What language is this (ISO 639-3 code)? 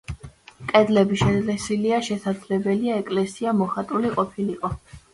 kat